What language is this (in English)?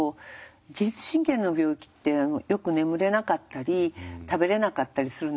Japanese